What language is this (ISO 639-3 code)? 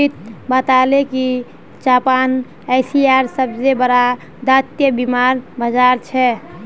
mag